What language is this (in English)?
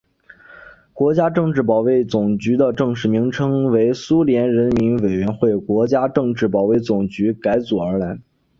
Chinese